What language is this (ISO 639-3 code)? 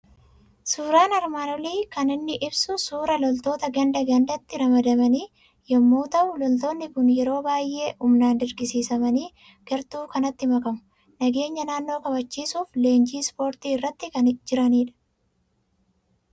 orm